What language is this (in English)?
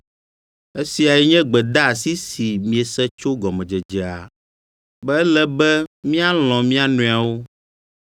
Ewe